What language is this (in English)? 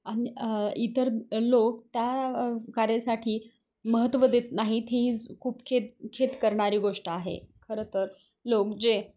Marathi